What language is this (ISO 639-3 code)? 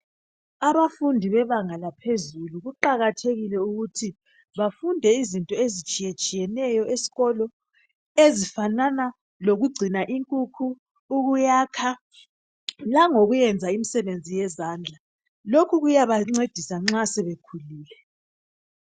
nde